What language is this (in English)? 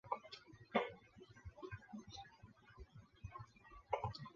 Chinese